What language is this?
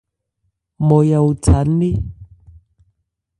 Ebrié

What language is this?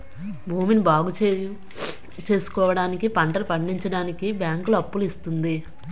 Telugu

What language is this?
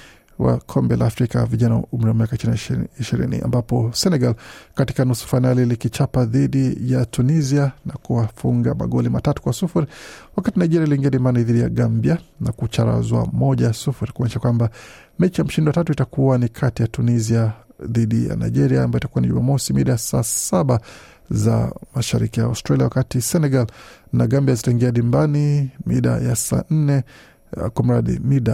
Swahili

